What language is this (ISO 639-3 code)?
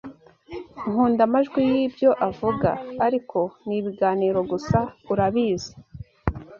kin